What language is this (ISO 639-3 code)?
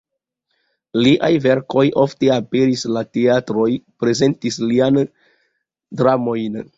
epo